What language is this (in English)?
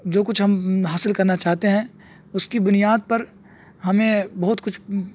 Urdu